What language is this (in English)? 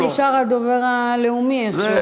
Hebrew